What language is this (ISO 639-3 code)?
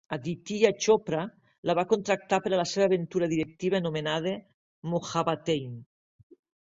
cat